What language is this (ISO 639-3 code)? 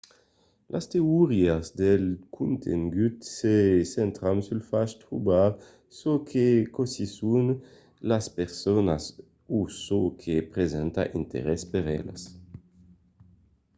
oci